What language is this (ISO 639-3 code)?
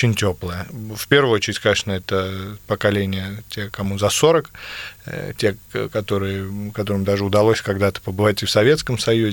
rus